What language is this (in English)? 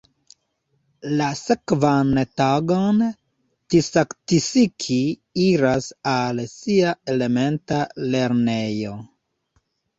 Esperanto